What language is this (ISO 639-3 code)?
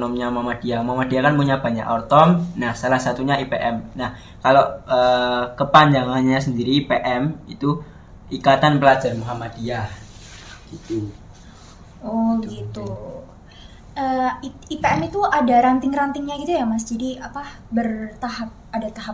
ind